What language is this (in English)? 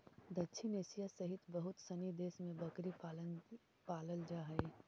Magahi